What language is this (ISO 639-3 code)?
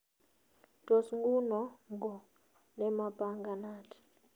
kln